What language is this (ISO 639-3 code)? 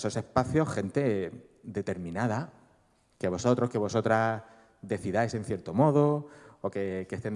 spa